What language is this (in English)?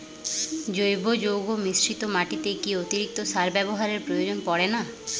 Bangla